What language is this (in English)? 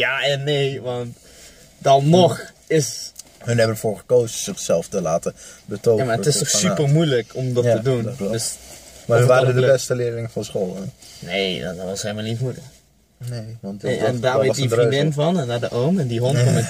Dutch